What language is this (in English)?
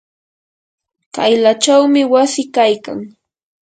Yanahuanca Pasco Quechua